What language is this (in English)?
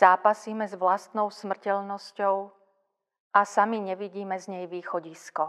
Slovak